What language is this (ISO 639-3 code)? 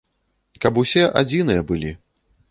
bel